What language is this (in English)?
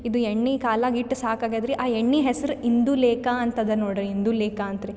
Kannada